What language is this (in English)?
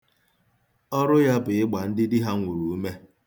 Igbo